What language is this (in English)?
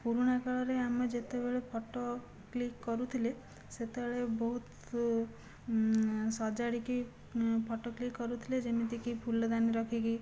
Odia